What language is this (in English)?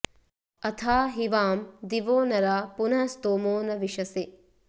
Sanskrit